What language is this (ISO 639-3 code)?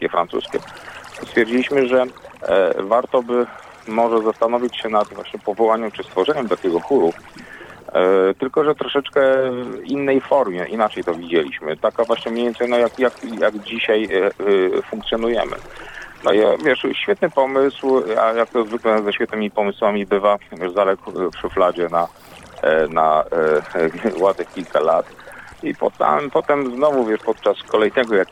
pol